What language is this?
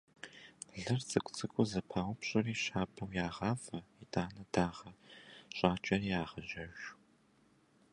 Kabardian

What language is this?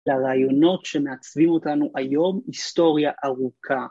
Hebrew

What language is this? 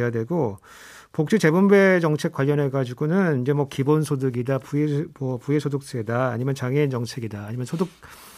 Korean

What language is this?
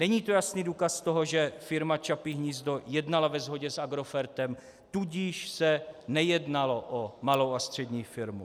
Czech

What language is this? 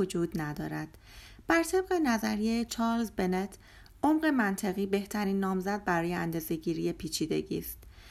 Persian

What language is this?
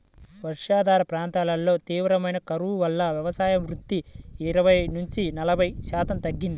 Telugu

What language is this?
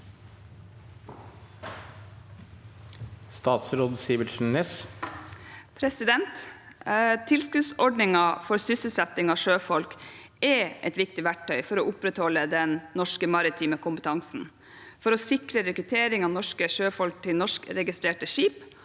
Norwegian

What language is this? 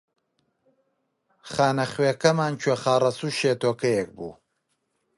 Central Kurdish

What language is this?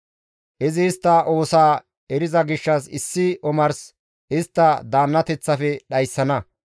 Gamo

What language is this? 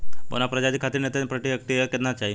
Bhojpuri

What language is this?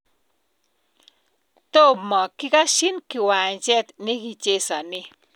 Kalenjin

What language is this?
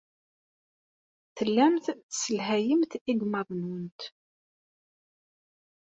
Kabyle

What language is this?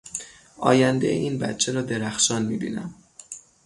Persian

